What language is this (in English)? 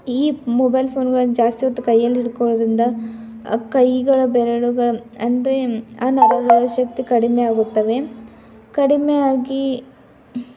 Kannada